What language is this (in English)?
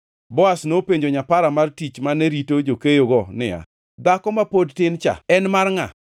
Luo (Kenya and Tanzania)